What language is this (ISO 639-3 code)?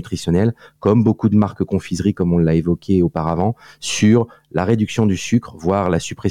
fra